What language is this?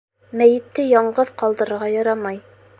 Bashkir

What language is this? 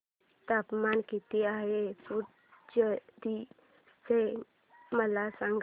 Marathi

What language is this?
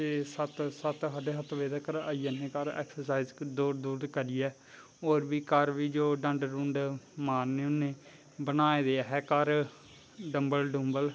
Dogri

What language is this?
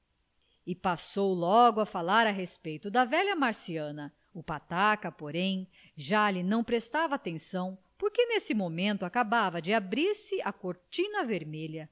Portuguese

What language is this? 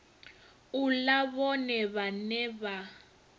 Venda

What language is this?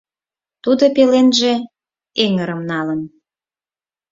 Mari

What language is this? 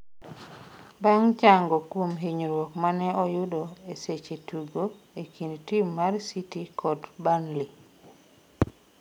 Luo (Kenya and Tanzania)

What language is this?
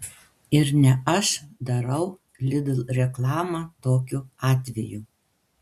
Lithuanian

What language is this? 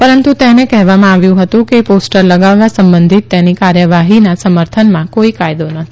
Gujarati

